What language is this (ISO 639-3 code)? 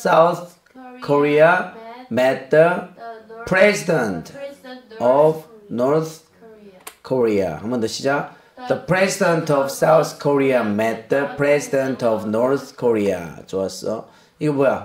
kor